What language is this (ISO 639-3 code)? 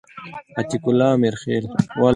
pus